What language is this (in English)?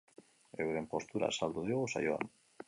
Basque